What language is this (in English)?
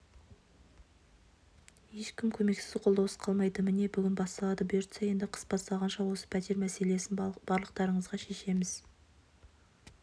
Kazakh